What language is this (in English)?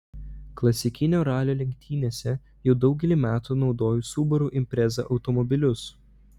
Lithuanian